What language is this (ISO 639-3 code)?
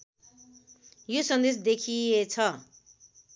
nep